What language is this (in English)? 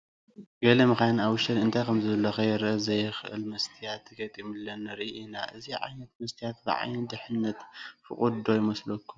Tigrinya